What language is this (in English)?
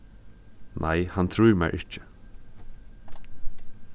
Faroese